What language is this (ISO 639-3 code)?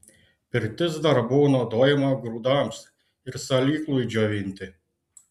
lit